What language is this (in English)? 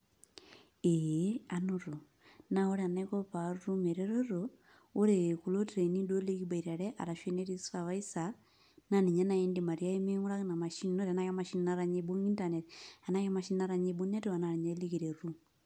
Masai